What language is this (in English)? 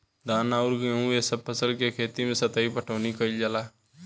Bhojpuri